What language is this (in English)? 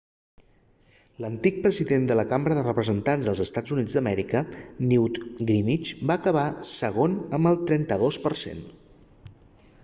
Catalan